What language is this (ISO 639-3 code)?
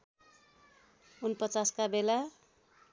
nep